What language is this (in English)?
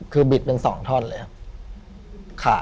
Thai